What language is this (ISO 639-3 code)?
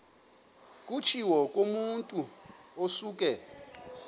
xho